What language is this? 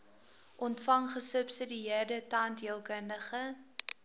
Afrikaans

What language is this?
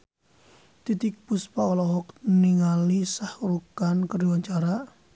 Sundanese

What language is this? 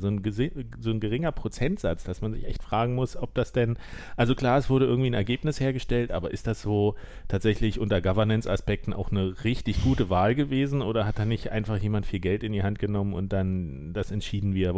German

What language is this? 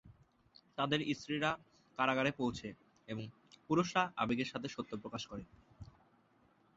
Bangla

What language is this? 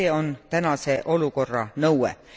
Estonian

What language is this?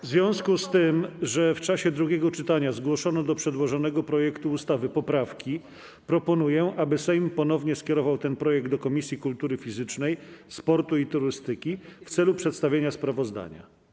Polish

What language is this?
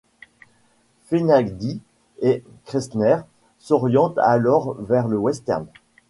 French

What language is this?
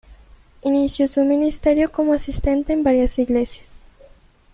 Spanish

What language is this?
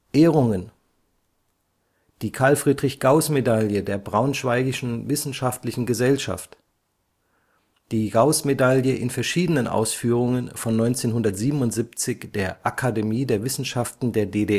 German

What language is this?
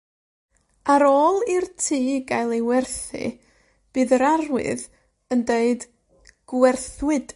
Welsh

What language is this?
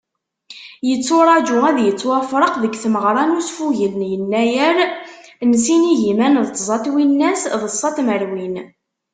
Kabyle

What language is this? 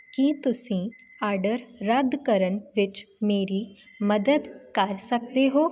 Punjabi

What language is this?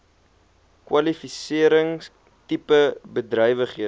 Afrikaans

